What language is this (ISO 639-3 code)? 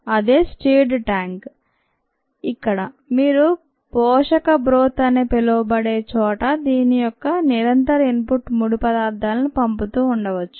tel